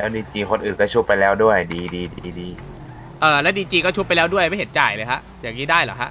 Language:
Thai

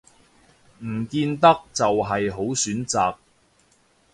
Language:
Cantonese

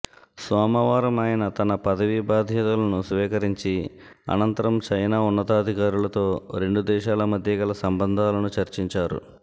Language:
Telugu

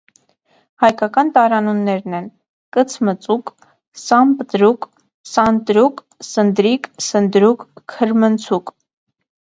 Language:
Armenian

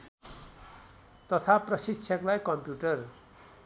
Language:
Nepali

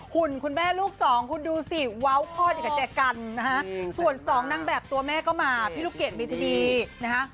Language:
Thai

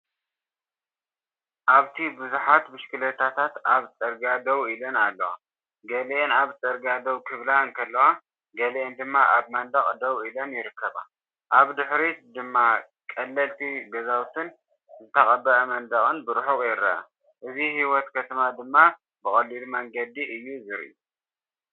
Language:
Tigrinya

